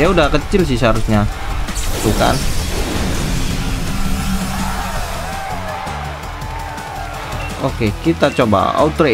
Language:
Indonesian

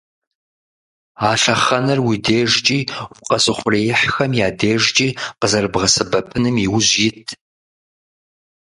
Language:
Kabardian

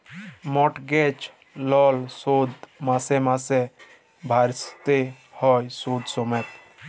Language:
Bangla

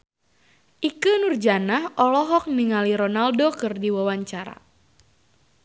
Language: Sundanese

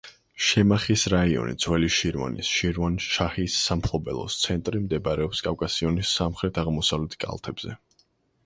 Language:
Georgian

